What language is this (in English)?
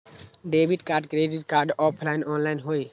Magahi